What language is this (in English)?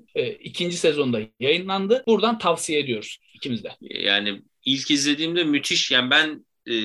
Turkish